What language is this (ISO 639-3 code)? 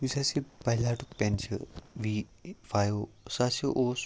kas